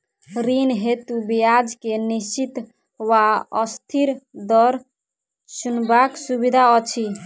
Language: Maithili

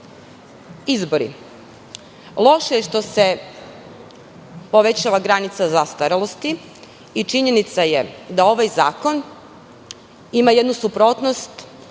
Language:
Serbian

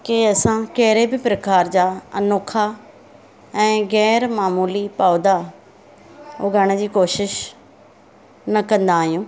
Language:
Sindhi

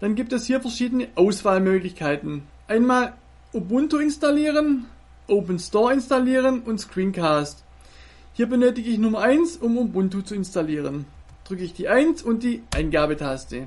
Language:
German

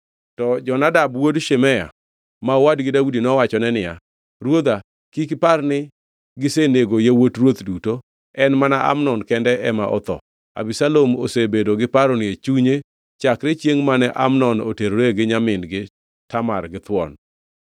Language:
Luo (Kenya and Tanzania)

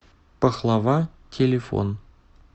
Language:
Russian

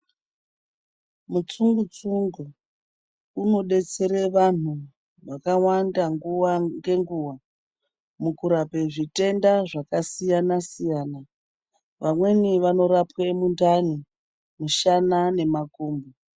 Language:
Ndau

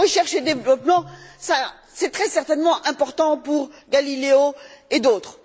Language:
French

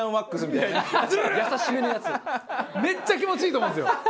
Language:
Japanese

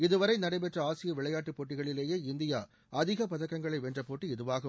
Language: Tamil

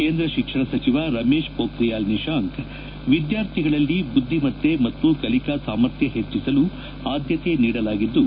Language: Kannada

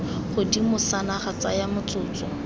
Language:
Tswana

